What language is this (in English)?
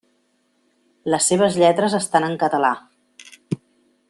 Catalan